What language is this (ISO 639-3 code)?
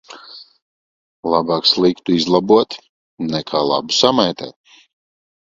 lav